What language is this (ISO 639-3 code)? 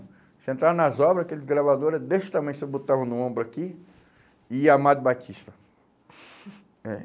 por